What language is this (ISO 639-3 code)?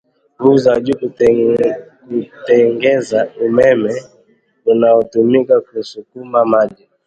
swa